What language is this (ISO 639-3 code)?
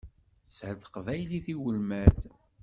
kab